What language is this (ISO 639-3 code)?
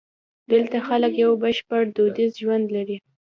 pus